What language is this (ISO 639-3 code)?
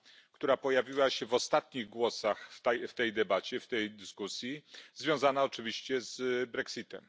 pol